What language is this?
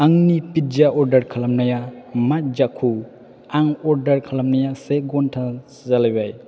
Bodo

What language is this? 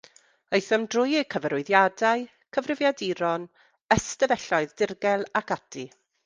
Welsh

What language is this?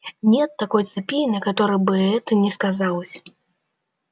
Russian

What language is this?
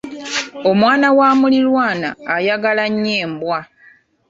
Ganda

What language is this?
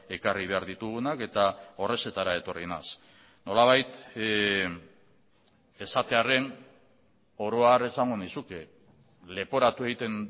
Basque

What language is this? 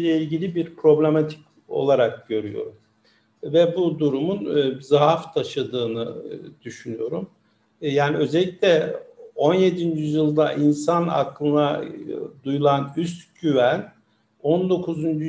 Turkish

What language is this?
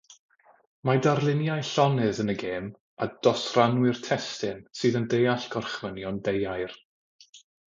Welsh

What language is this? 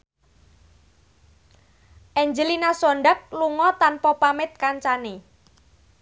Javanese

